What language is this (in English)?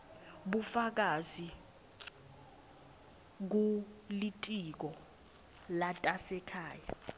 Swati